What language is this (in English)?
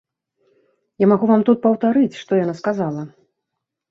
Belarusian